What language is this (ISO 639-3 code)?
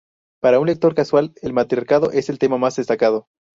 spa